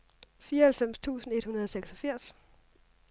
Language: Danish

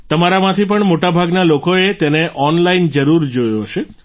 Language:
Gujarati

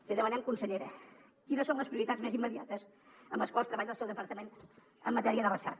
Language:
Catalan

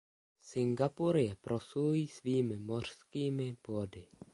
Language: Czech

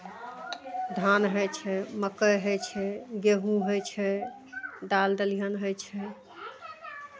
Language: Maithili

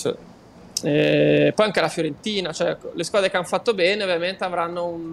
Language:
Italian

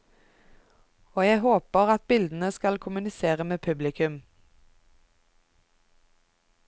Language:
Norwegian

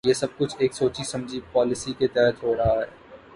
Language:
Urdu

